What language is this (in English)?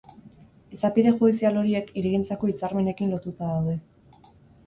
Basque